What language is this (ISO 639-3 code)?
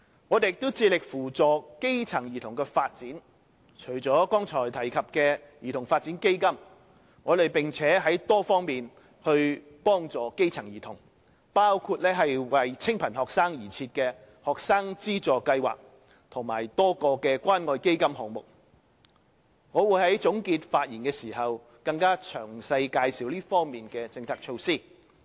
yue